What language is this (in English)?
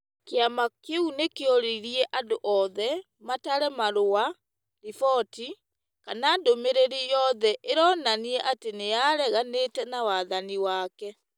Kikuyu